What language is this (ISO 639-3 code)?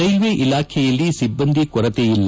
kan